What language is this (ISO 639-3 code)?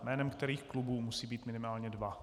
ces